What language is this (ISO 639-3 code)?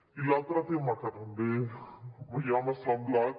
cat